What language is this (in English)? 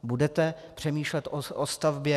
Czech